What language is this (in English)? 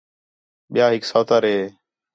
Khetrani